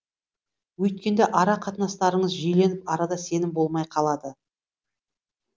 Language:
Kazakh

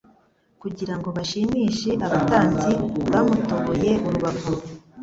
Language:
Kinyarwanda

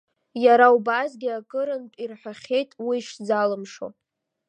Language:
Abkhazian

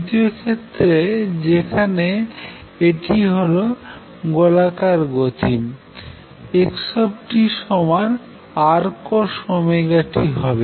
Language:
Bangla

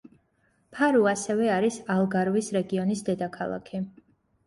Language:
Georgian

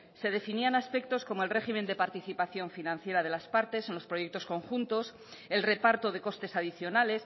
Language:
Spanish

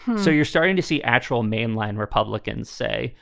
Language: English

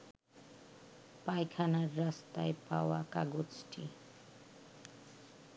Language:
Bangla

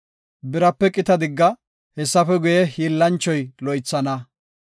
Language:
Gofa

